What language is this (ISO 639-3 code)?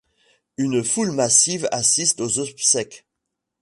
fra